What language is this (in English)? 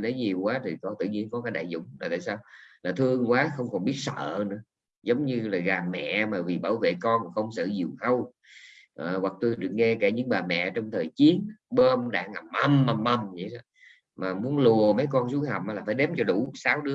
Vietnamese